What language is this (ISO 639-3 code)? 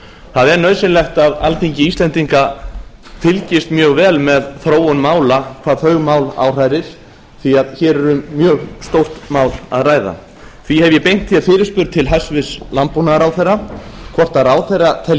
isl